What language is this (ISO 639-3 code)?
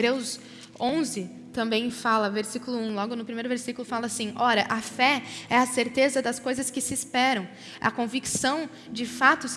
por